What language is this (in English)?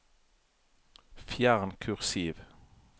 Norwegian